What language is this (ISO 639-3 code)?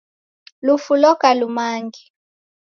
dav